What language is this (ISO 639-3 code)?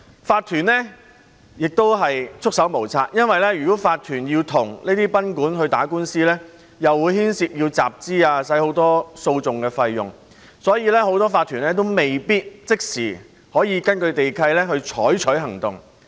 yue